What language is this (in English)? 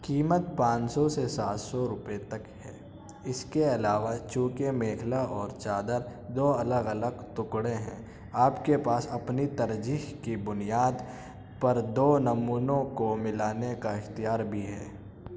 Urdu